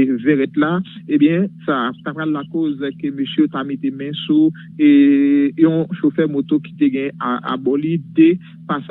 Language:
French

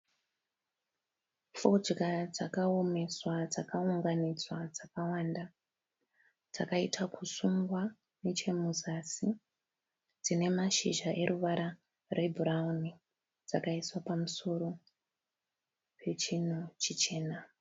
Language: Shona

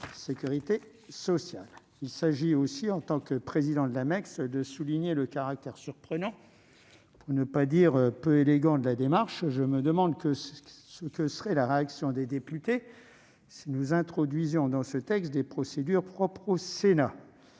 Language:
French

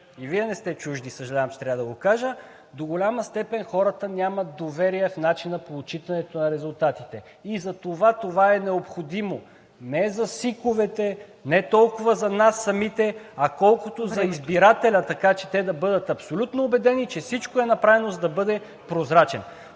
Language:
Bulgarian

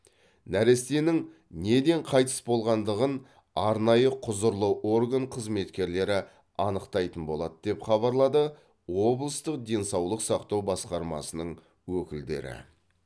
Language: Kazakh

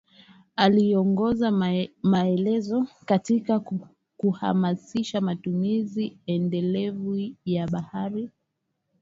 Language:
Swahili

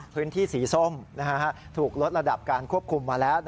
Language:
Thai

